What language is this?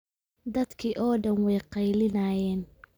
Somali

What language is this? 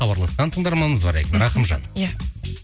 Kazakh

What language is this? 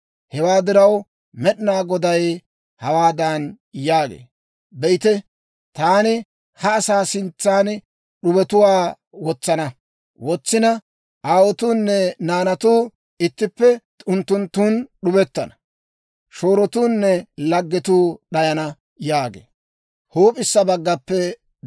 Dawro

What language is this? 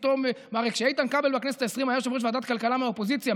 Hebrew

